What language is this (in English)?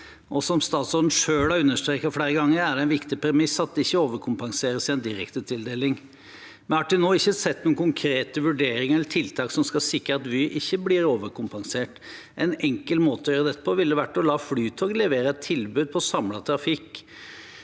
Norwegian